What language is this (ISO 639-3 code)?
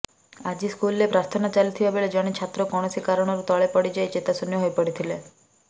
ori